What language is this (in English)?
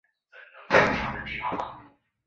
Chinese